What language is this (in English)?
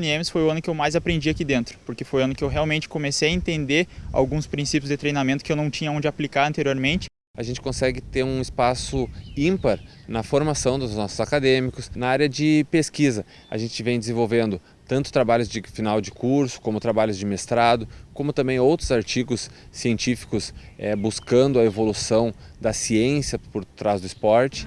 Portuguese